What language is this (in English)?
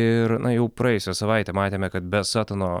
Lithuanian